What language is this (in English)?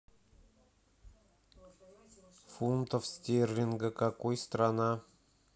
Russian